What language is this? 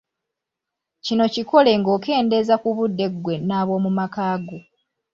Ganda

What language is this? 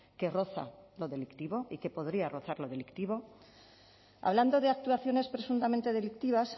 Spanish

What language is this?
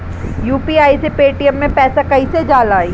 Bhojpuri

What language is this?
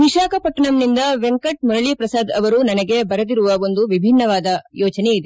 Kannada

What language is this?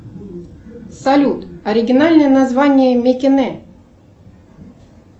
Russian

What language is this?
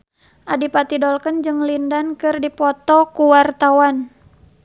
Sundanese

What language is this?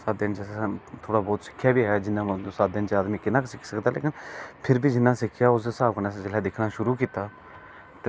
Dogri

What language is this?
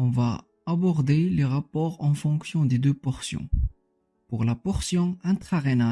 French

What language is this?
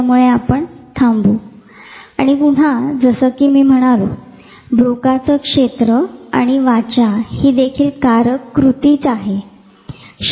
Marathi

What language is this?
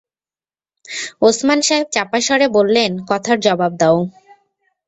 Bangla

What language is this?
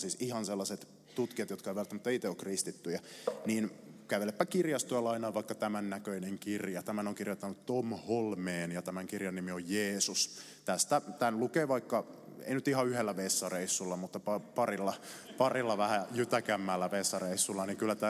Finnish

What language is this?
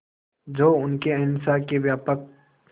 Hindi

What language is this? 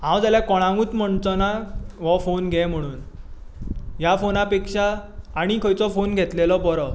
Konkani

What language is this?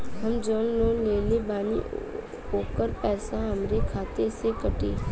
Bhojpuri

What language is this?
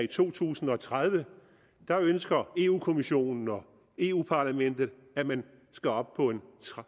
Danish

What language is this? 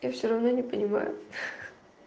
Russian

